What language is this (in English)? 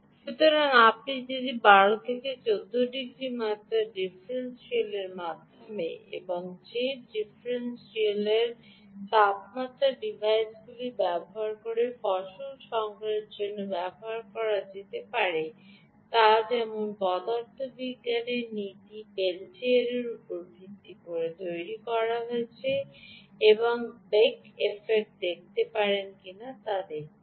Bangla